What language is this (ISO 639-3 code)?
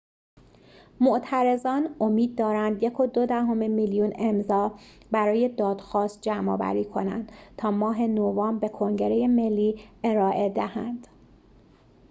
fas